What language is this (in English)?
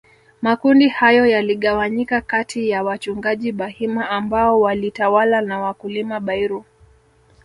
Swahili